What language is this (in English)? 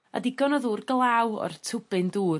Welsh